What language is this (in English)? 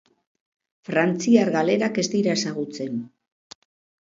Basque